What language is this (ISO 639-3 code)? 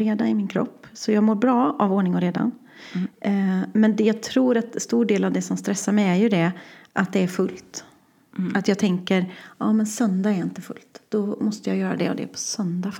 swe